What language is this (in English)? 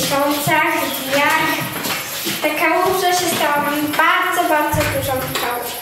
Polish